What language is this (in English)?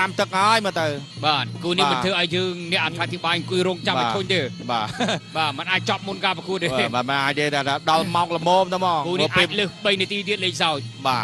Thai